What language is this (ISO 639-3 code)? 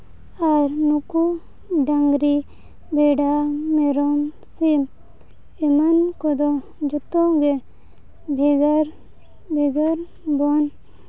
sat